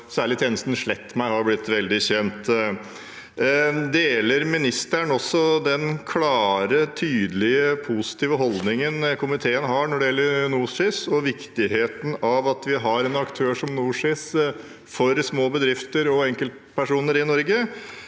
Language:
Norwegian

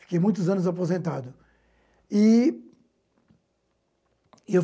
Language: Portuguese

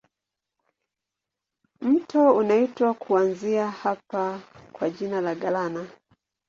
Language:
Swahili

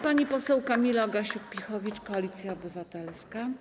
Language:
Polish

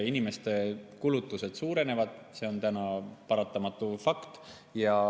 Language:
Estonian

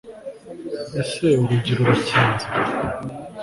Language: Kinyarwanda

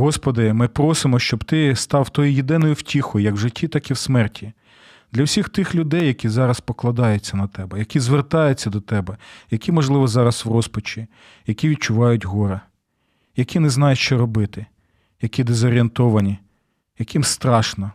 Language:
Ukrainian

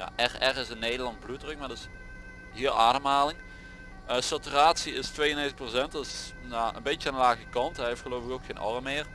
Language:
Dutch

